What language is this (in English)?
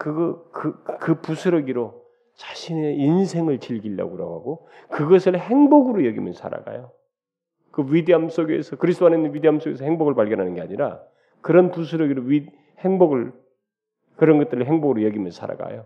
Korean